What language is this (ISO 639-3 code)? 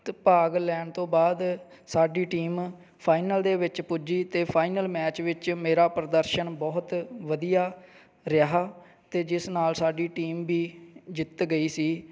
pan